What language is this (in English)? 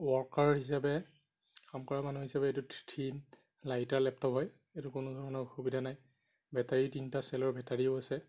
Assamese